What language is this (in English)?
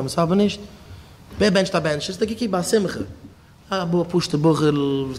Dutch